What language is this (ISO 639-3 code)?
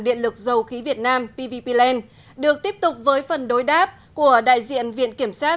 vie